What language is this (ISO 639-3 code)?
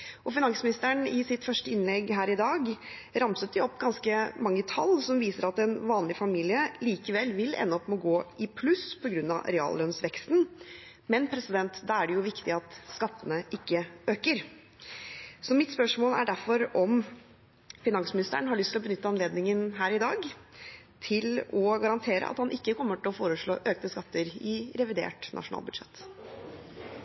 nob